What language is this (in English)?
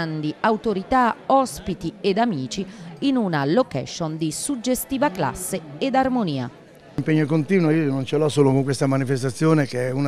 Italian